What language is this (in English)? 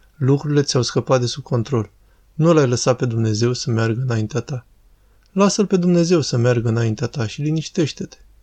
Romanian